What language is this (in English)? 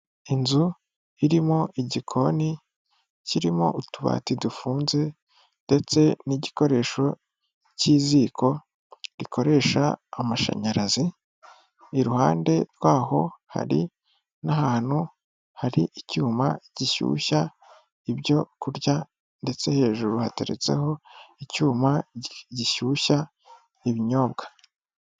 Kinyarwanda